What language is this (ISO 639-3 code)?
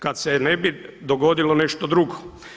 hrv